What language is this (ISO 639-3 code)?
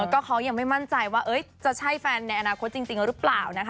tha